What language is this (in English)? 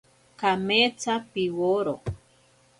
Ashéninka Perené